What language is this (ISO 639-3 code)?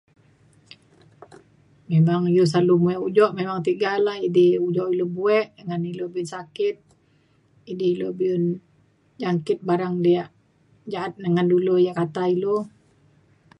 xkl